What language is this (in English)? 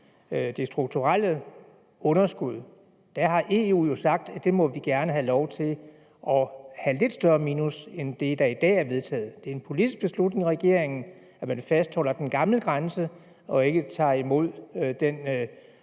Danish